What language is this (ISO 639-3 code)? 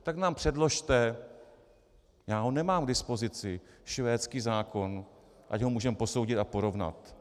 ces